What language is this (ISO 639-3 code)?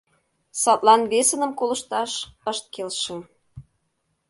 chm